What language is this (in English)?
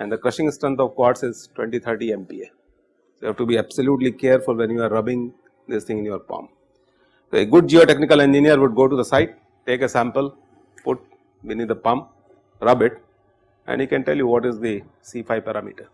English